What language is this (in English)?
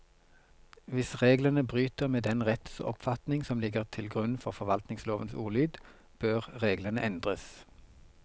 Norwegian